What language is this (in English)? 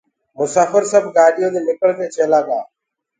Gurgula